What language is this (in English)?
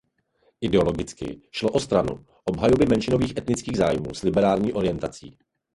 Czech